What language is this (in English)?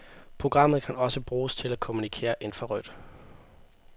Danish